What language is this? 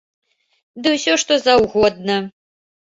Belarusian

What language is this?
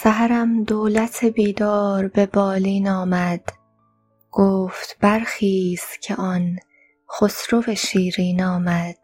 Persian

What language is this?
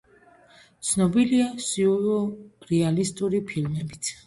Georgian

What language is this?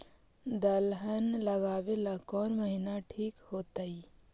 Magahi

